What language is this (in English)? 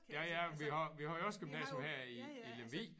Danish